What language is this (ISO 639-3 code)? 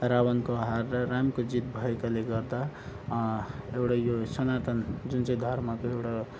nep